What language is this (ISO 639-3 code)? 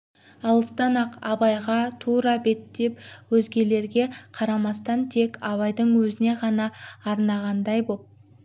kaz